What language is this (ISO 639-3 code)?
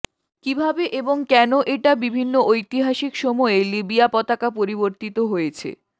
ben